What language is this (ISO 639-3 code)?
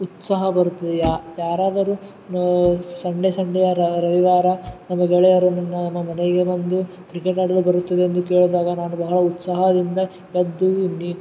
kan